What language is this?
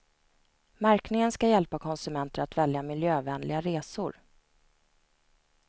Swedish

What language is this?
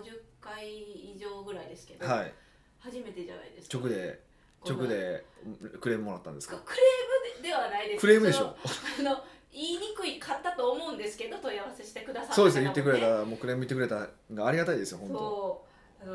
Japanese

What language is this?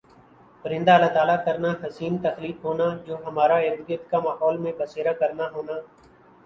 Urdu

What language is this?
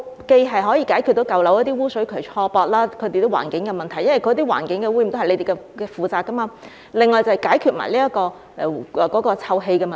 Cantonese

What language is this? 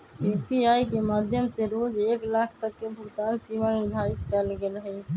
Magahi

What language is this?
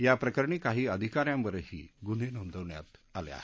Marathi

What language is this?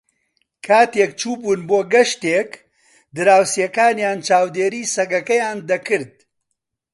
Central Kurdish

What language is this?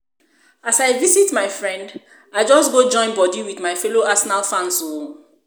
Nigerian Pidgin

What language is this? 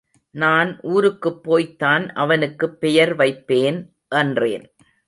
Tamil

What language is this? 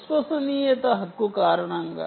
Telugu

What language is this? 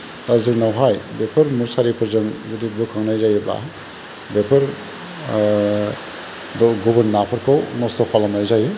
Bodo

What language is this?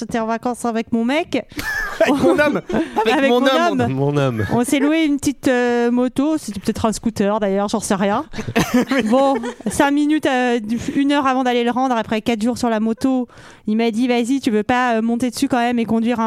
French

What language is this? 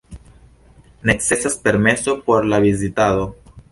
Esperanto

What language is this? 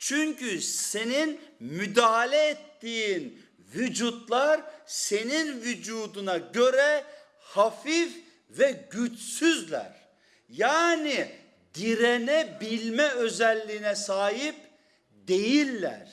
Turkish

